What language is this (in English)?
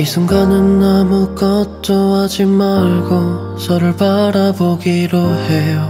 Korean